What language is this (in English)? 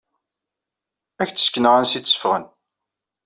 Kabyle